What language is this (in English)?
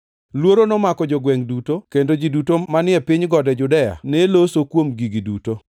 Luo (Kenya and Tanzania)